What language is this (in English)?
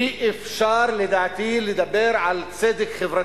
Hebrew